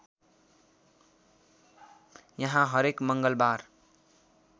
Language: Nepali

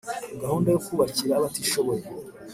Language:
Kinyarwanda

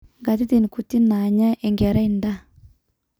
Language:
Masai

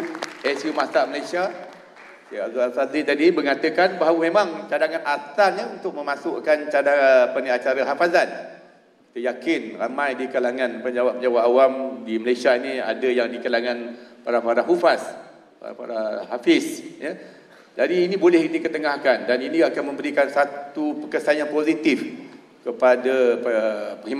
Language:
Malay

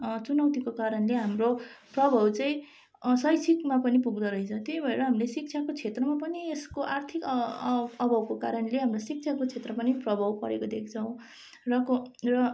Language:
Nepali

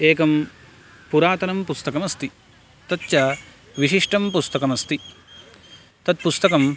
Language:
Sanskrit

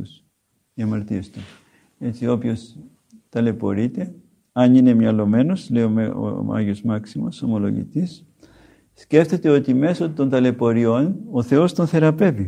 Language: Greek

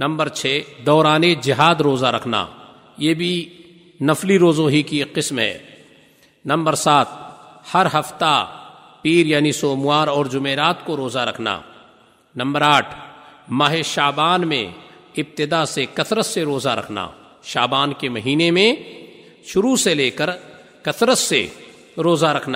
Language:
Urdu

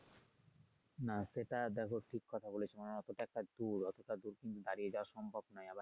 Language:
Bangla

